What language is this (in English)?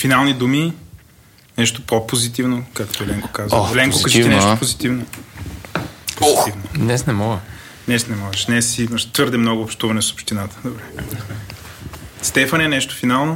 Bulgarian